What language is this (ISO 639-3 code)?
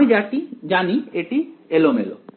ben